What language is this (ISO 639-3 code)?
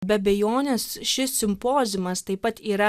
lit